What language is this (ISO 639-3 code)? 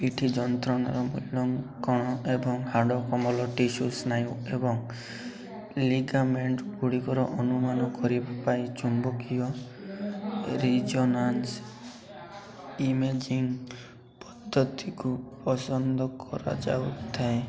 ori